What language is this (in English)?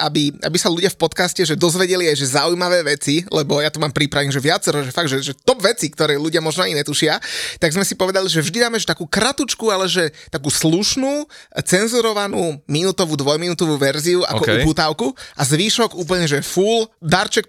Slovak